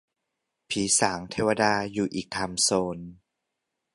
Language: Thai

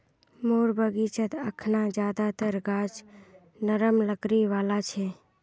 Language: Magahi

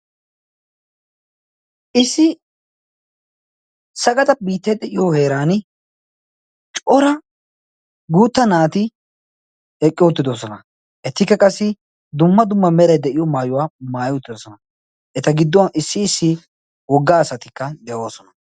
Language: Wolaytta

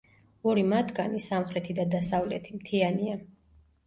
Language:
Georgian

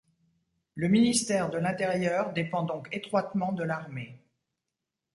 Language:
French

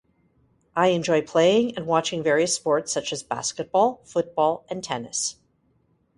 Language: English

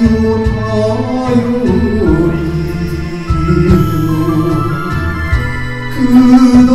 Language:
Arabic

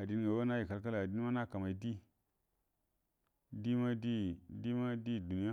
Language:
Buduma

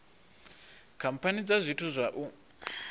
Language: Venda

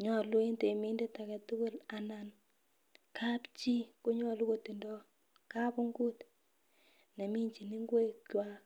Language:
Kalenjin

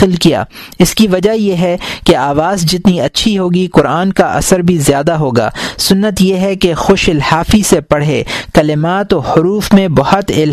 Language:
Urdu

